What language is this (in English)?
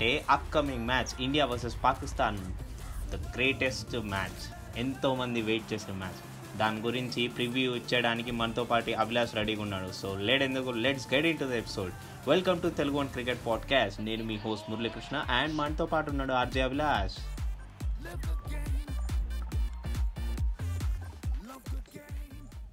Telugu